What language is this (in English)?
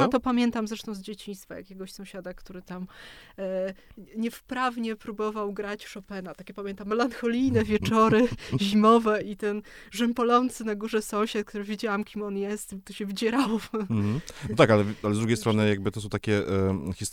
Polish